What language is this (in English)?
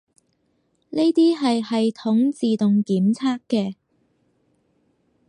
Cantonese